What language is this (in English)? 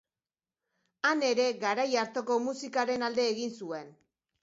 Basque